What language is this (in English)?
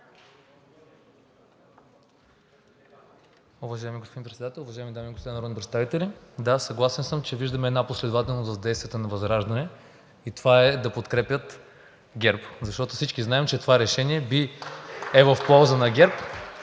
Bulgarian